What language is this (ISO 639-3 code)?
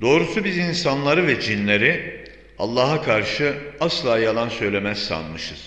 tur